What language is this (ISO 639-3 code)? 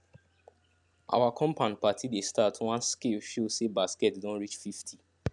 pcm